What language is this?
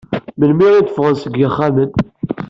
Kabyle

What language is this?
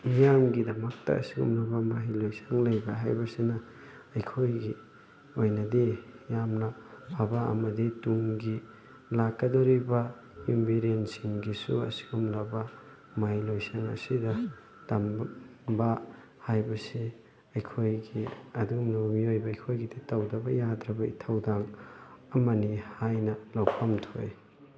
Manipuri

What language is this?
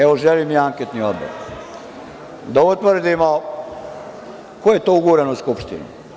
Serbian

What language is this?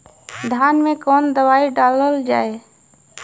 Bhojpuri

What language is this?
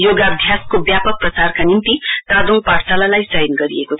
Nepali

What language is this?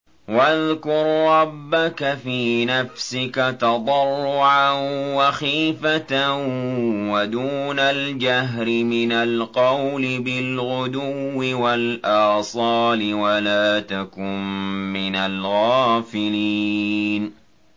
Arabic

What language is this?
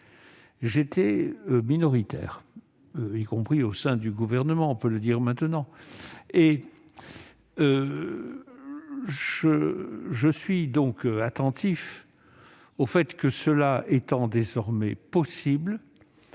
French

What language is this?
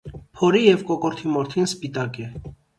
Armenian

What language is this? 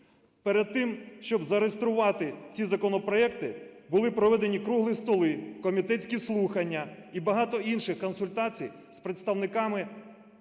Ukrainian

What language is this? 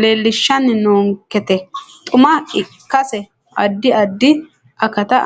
Sidamo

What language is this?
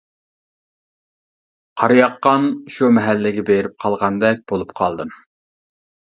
Uyghur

